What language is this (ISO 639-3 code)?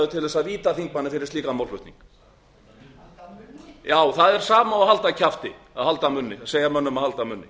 isl